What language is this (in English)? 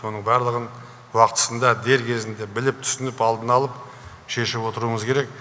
Kazakh